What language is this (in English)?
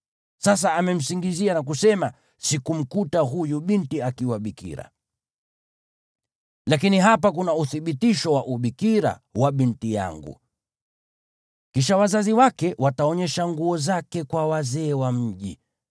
Swahili